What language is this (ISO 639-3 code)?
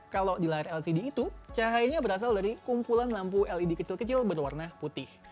ind